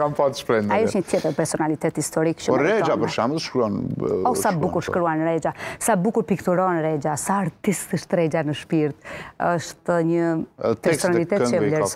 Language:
Romanian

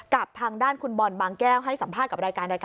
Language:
Thai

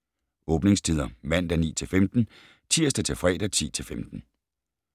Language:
Danish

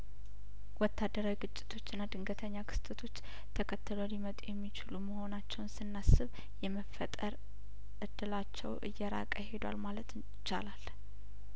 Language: Amharic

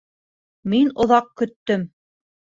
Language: Bashkir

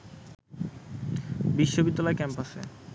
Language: Bangla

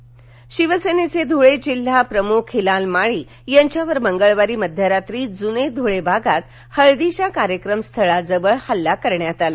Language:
Marathi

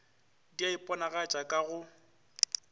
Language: Northern Sotho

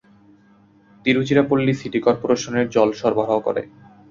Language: Bangla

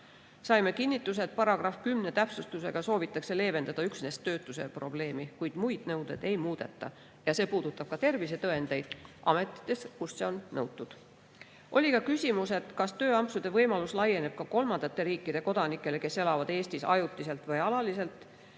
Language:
Estonian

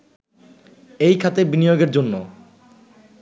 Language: Bangla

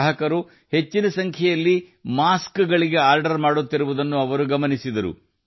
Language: Kannada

